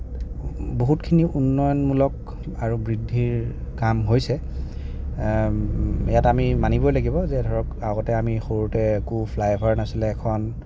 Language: Assamese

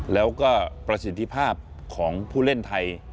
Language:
Thai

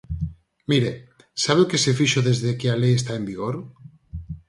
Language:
Galician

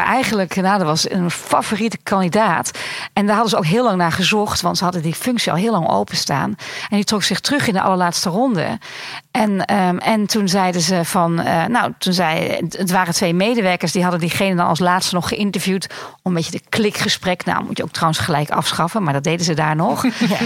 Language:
Dutch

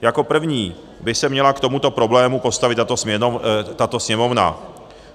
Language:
Czech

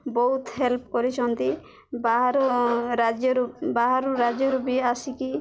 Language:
Odia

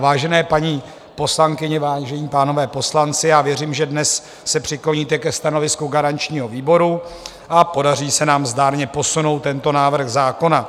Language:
Czech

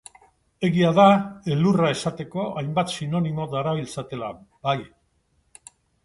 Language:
Basque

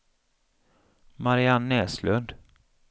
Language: Swedish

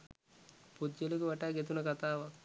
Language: Sinhala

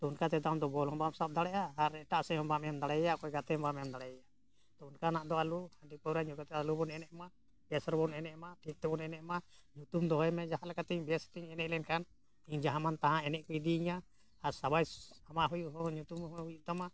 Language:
Santali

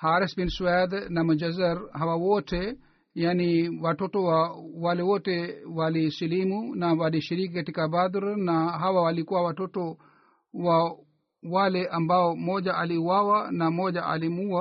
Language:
Swahili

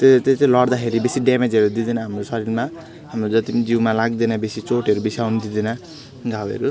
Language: Nepali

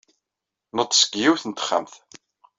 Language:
Kabyle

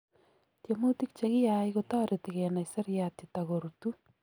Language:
Kalenjin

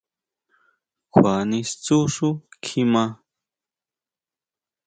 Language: Huautla Mazatec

